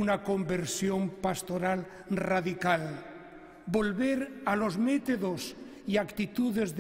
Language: Spanish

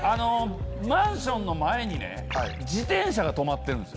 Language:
Japanese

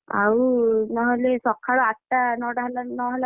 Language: Odia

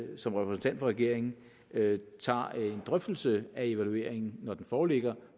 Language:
Danish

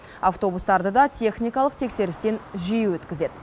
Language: Kazakh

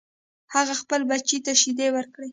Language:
Pashto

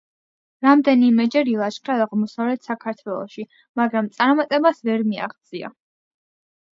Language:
Georgian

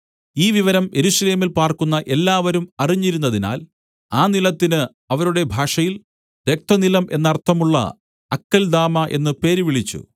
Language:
Malayalam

